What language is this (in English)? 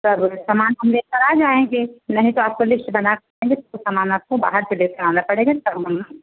Hindi